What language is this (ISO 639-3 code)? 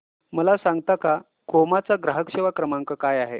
mar